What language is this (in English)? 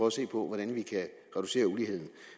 Danish